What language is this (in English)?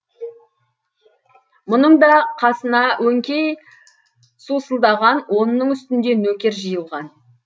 Kazakh